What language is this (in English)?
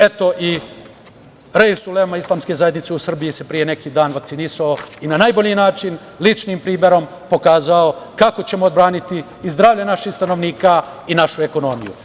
Serbian